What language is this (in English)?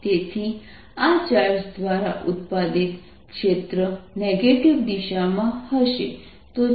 Gujarati